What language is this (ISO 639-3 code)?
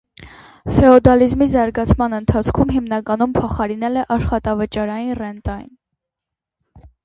hye